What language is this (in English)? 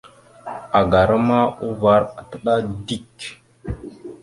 Mada (Cameroon)